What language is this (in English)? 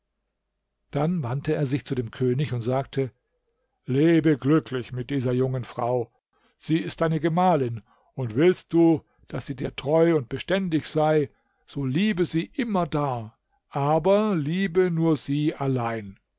German